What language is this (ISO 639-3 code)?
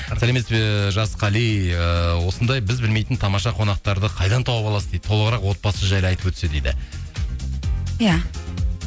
kaz